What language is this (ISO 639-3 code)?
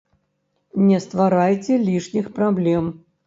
bel